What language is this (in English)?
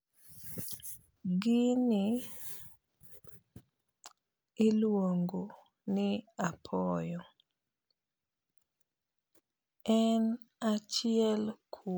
Luo (Kenya and Tanzania)